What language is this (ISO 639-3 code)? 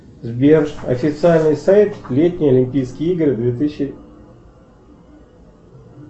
rus